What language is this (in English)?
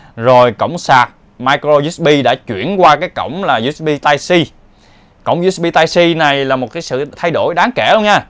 Vietnamese